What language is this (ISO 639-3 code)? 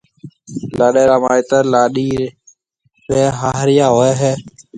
mve